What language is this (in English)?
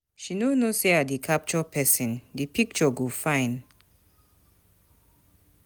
Nigerian Pidgin